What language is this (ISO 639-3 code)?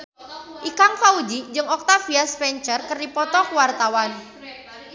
sun